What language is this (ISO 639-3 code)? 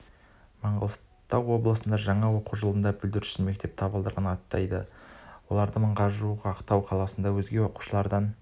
kaz